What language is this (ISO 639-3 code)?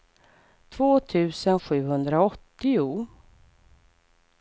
swe